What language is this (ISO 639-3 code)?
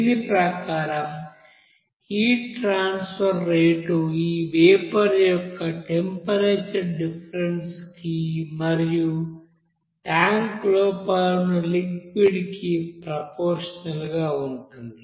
tel